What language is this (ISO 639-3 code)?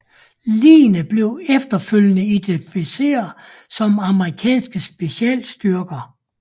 dan